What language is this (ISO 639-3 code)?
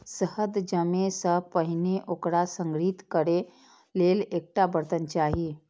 mai